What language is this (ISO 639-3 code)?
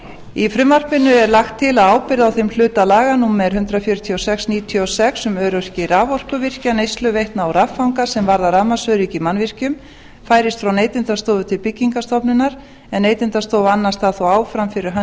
isl